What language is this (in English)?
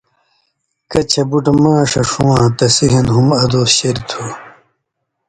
Indus Kohistani